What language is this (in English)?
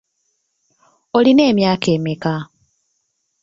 Ganda